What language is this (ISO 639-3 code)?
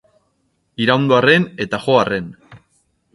eus